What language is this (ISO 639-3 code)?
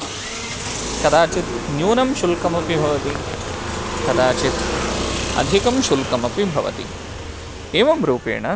san